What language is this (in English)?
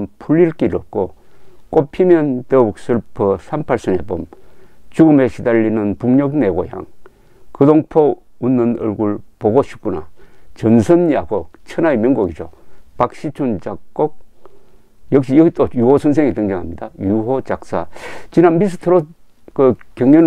Korean